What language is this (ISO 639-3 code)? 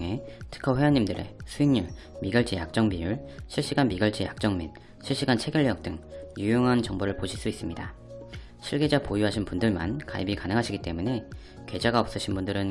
kor